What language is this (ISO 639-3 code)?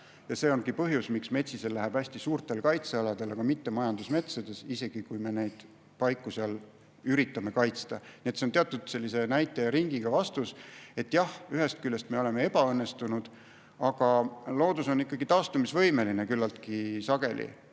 est